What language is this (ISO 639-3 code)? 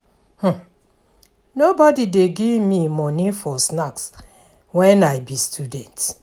pcm